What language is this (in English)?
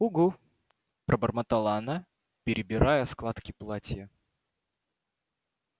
Russian